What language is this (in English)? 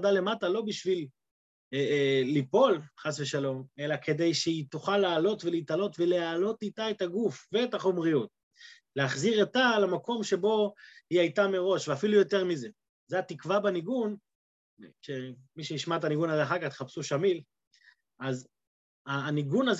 Hebrew